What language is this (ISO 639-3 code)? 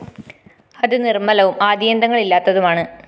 mal